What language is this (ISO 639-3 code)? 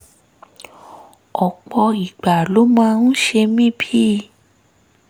yor